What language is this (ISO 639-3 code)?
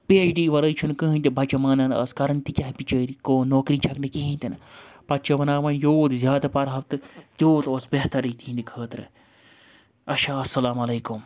kas